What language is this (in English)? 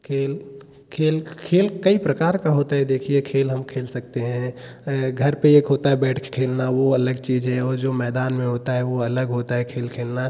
Hindi